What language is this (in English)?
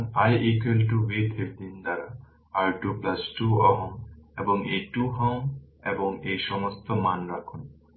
Bangla